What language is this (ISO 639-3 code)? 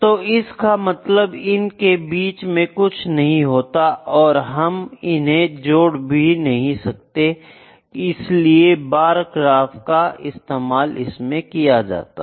hin